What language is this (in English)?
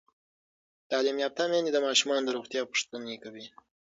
Pashto